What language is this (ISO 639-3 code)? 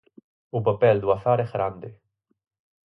glg